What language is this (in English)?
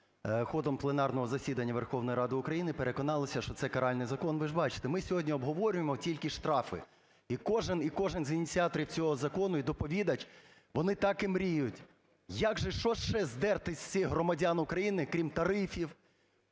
Ukrainian